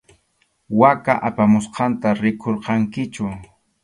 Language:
Arequipa-La Unión Quechua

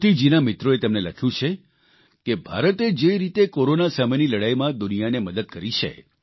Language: Gujarati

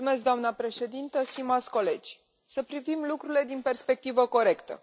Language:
Romanian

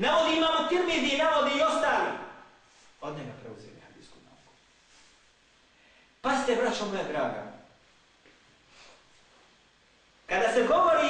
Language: Greek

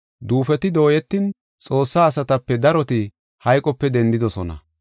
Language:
Gofa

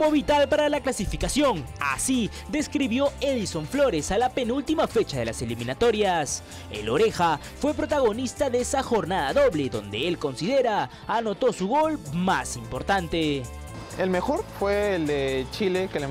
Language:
Spanish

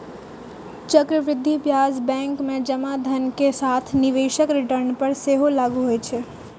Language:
Maithili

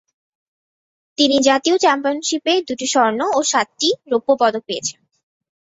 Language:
Bangla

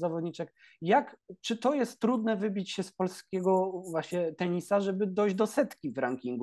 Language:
Polish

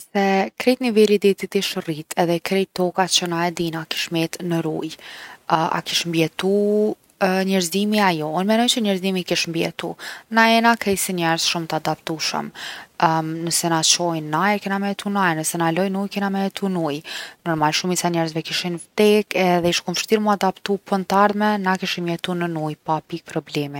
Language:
Gheg Albanian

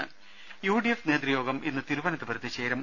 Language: Malayalam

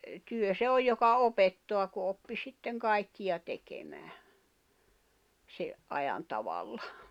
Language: Finnish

